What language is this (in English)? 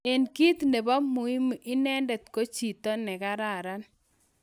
Kalenjin